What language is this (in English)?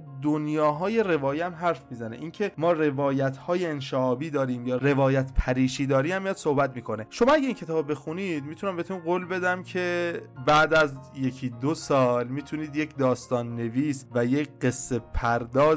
Persian